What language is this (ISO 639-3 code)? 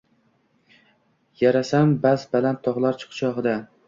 uzb